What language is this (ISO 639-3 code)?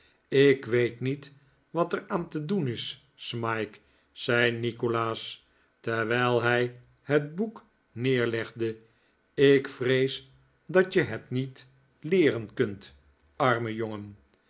nld